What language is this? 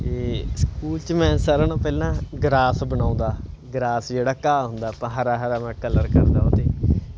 Punjabi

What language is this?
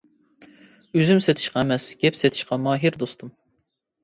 Uyghur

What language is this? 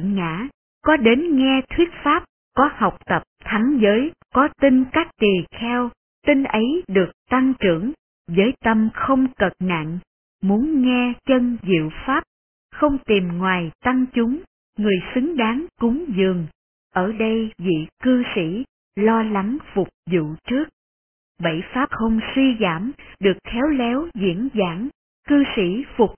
Vietnamese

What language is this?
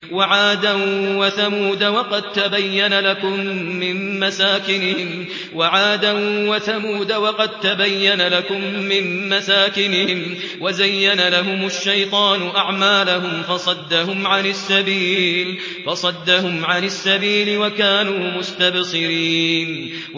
Arabic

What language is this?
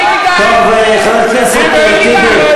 Hebrew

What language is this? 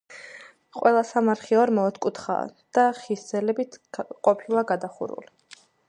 Georgian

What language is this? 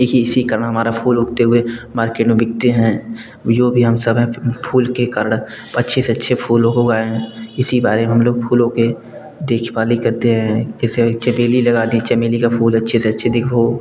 Hindi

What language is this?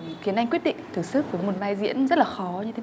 Vietnamese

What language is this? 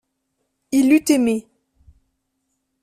French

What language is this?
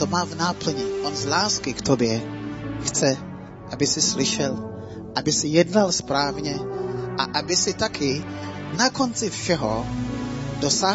Czech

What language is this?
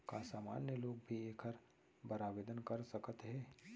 Chhattisgarhi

